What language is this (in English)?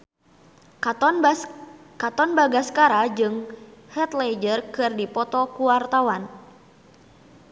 Sundanese